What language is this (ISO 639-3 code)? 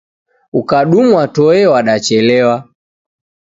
dav